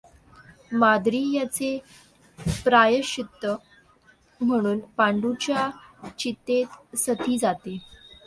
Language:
Marathi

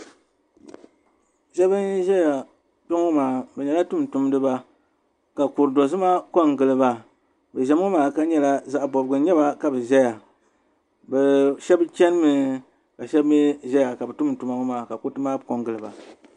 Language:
Dagbani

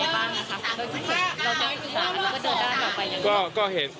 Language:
Thai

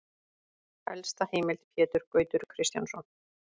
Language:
Icelandic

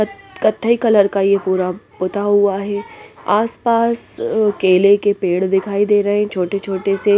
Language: Hindi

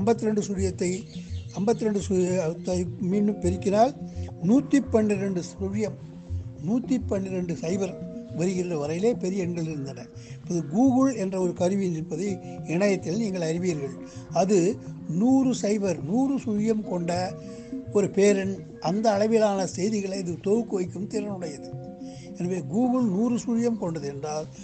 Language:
Tamil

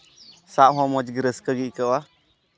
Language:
Santali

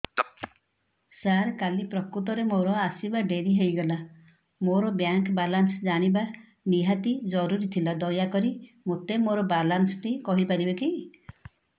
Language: Odia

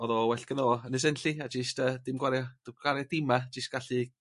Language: Welsh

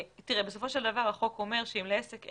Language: Hebrew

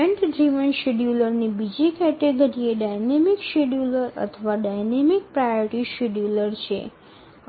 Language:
Gujarati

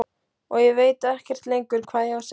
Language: Icelandic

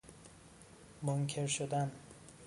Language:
Persian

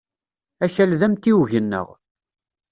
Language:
Kabyle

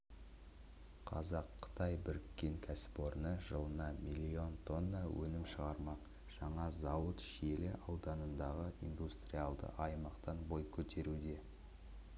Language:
Kazakh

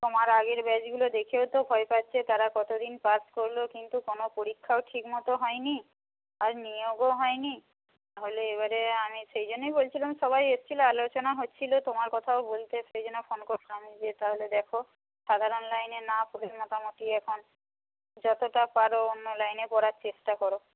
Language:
Bangla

